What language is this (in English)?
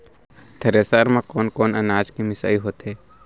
Chhattisgarhi